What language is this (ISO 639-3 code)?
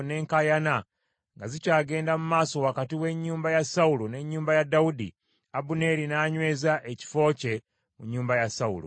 lug